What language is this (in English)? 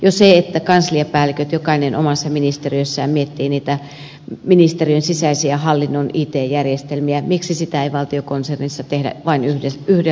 Finnish